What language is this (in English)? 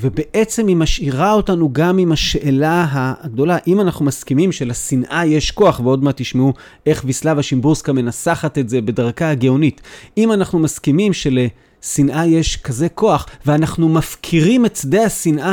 Hebrew